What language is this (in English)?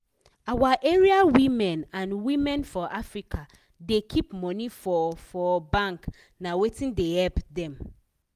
Nigerian Pidgin